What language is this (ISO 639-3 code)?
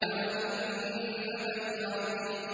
ara